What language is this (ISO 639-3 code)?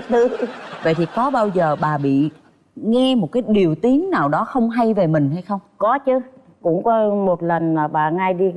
vie